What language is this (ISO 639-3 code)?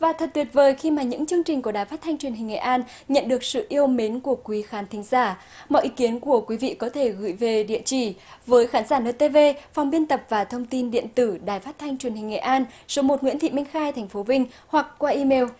vie